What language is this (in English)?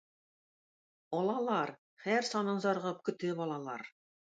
Tatar